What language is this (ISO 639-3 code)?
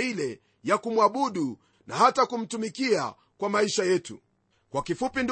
swa